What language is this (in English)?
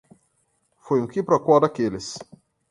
Portuguese